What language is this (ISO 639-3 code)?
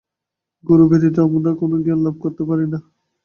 ben